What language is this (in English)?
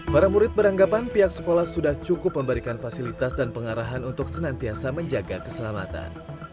Indonesian